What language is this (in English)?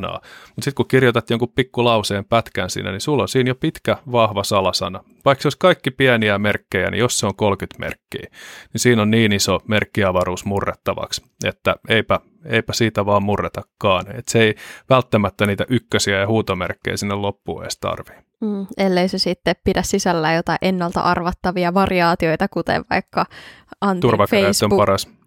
Finnish